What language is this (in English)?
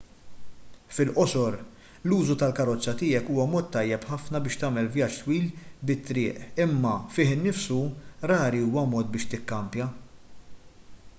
Maltese